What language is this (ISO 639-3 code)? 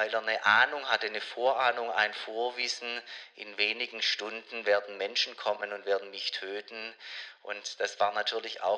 deu